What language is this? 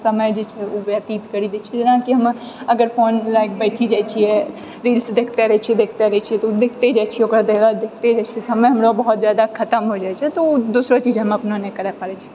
Maithili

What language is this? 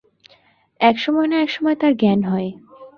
Bangla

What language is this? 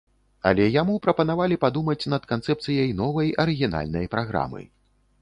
Belarusian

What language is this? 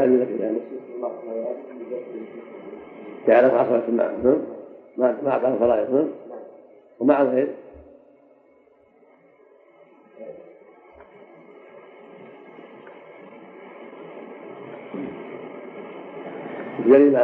Arabic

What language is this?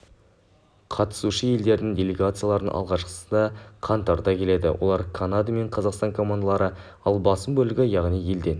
Kazakh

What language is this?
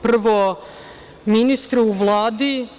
Serbian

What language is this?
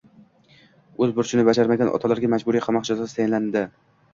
Uzbek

